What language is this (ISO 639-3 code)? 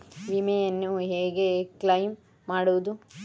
kan